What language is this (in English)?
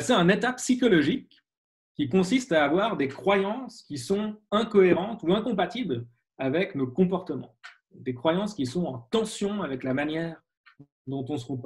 French